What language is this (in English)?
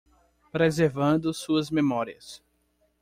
Portuguese